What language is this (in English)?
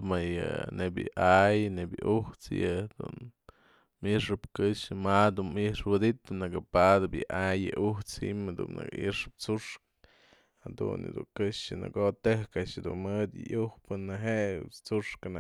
Mazatlán Mixe